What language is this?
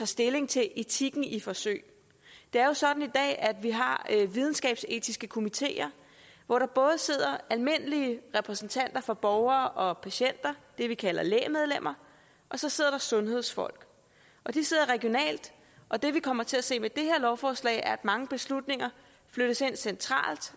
Danish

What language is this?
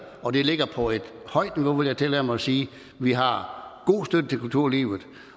Danish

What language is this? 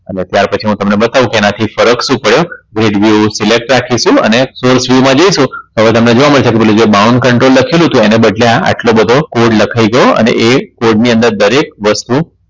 Gujarati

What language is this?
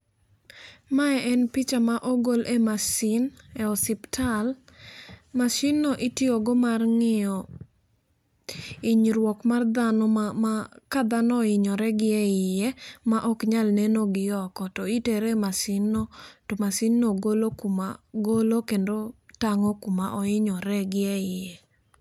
Luo (Kenya and Tanzania)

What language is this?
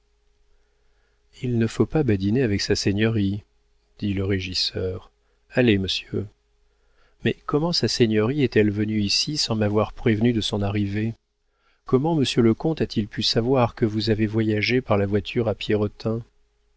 French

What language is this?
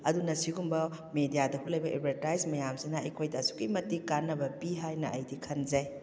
Manipuri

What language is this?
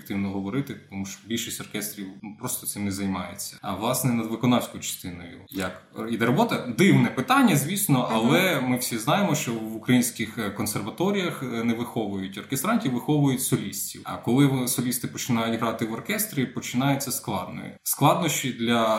Ukrainian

